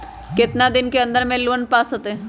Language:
Magahi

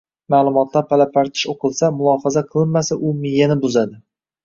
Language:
Uzbek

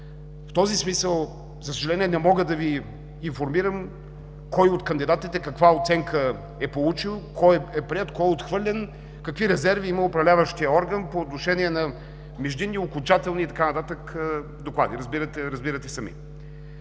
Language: Bulgarian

